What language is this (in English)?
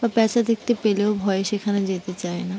Bangla